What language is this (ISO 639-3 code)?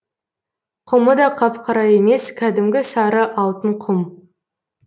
kaz